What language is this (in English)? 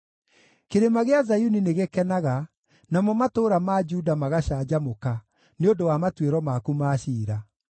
Kikuyu